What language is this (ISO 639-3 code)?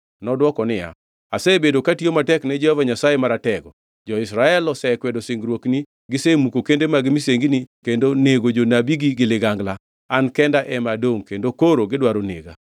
luo